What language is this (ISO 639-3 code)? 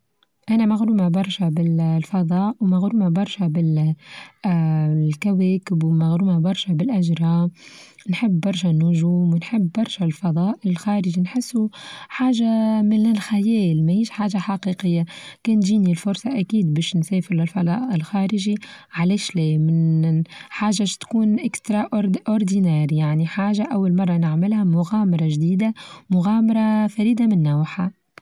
aeb